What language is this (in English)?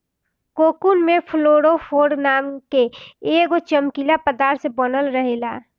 Bhojpuri